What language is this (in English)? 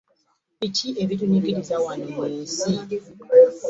Ganda